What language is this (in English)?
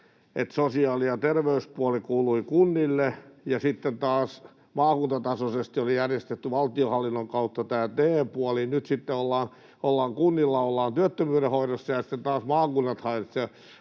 Finnish